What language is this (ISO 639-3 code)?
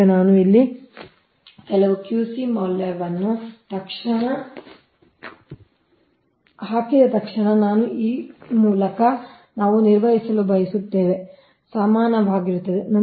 kan